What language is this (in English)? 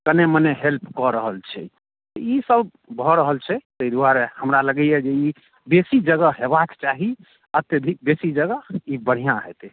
Maithili